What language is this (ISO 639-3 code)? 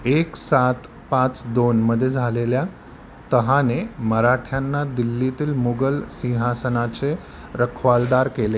mar